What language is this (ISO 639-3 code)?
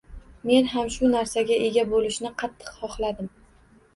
uzb